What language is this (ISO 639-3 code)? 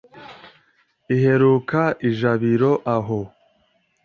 kin